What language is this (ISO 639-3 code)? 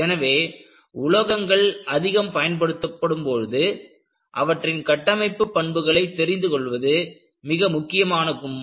tam